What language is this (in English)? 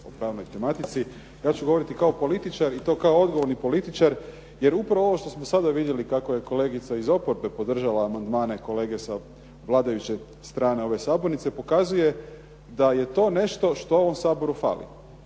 Croatian